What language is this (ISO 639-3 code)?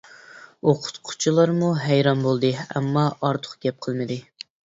uig